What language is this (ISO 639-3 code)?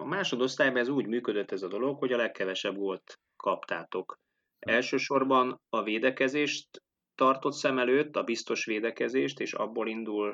hun